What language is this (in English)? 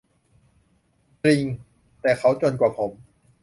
Thai